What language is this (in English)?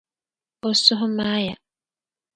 Dagbani